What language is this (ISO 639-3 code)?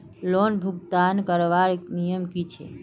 mag